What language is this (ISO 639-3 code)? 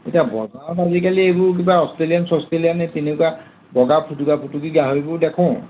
asm